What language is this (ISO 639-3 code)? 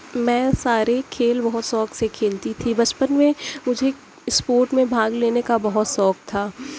urd